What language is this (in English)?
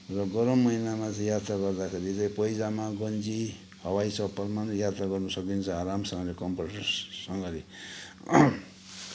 Nepali